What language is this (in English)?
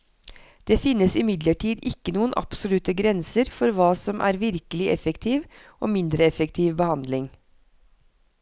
Norwegian